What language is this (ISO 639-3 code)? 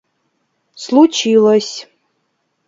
rus